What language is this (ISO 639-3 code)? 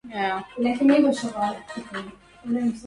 ara